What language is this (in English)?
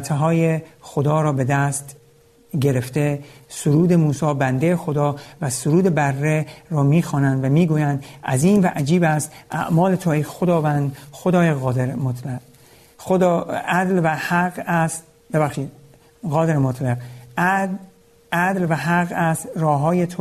Persian